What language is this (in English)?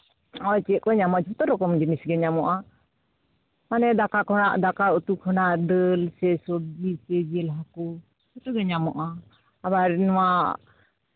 Santali